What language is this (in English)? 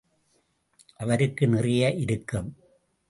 Tamil